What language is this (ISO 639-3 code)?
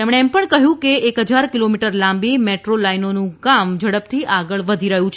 guj